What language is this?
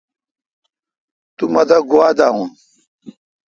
Kalkoti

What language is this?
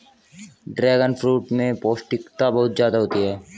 Hindi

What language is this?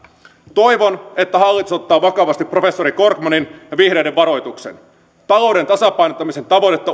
Finnish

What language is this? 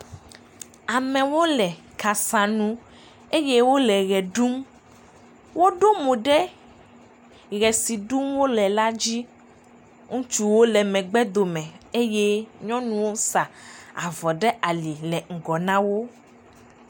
Ewe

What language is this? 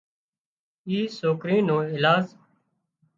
Wadiyara Koli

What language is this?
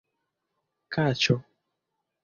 Esperanto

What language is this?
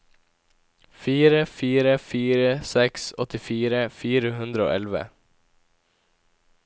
Norwegian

